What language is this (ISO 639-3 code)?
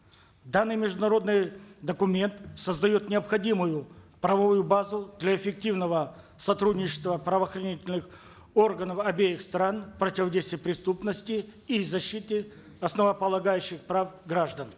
kaz